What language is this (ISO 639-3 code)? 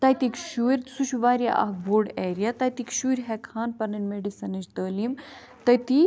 kas